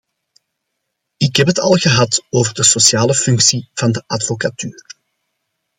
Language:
Dutch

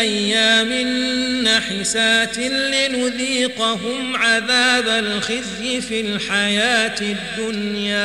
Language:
Arabic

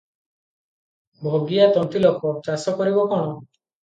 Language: Odia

